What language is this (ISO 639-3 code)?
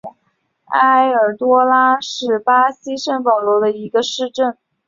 zho